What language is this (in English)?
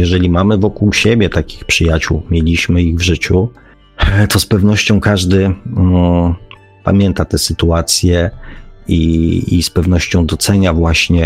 Polish